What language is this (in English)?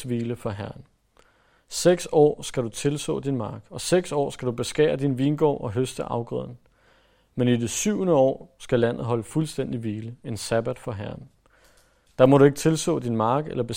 Danish